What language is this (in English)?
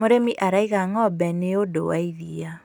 Kikuyu